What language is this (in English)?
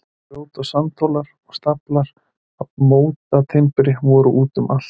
Icelandic